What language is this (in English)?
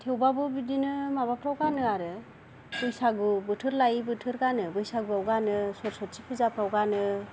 Bodo